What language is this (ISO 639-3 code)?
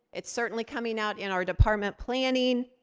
eng